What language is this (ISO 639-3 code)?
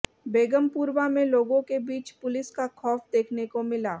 hin